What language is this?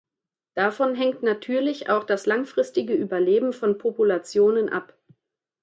German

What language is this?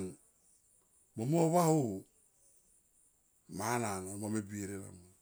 Tomoip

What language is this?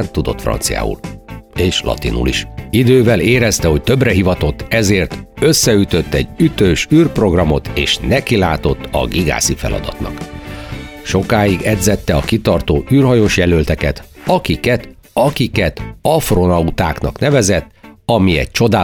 Hungarian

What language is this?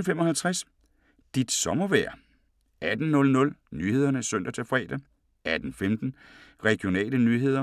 Danish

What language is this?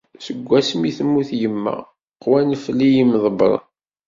Kabyle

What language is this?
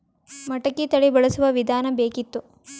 Kannada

